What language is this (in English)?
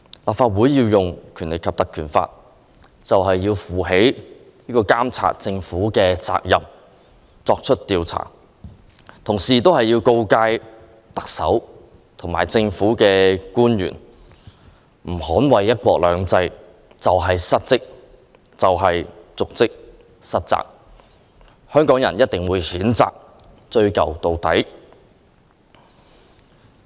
Cantonese